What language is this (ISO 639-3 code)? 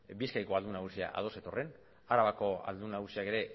eus